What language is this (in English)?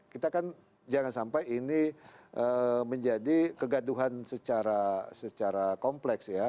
Indonesian